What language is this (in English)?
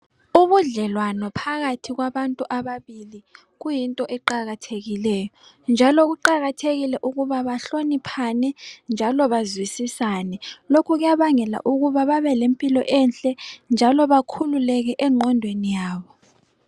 North Ndebele